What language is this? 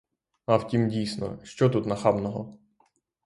Ukrainian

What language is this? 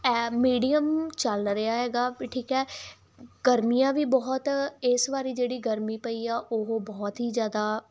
Punjabi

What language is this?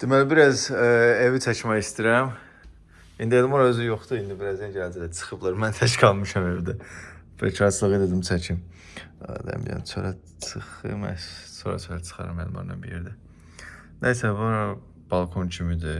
Turkish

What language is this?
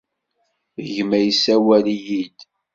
Kabyle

